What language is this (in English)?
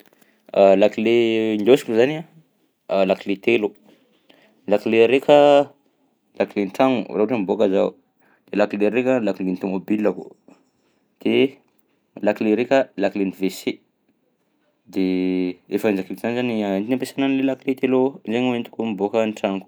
Southern Betsimisaraka Malagasy